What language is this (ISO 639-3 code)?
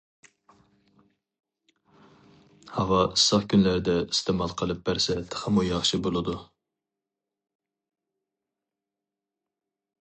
uig